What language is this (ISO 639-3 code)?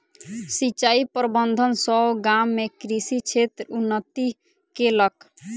mai